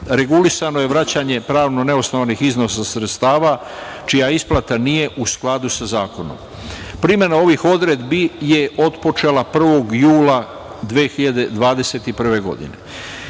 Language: Serbian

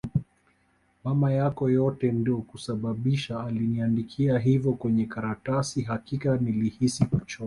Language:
Swahili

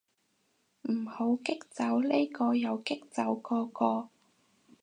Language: Cantonese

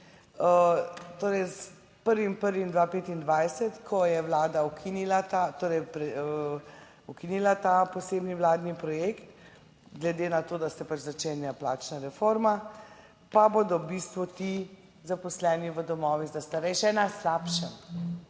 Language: Slovenian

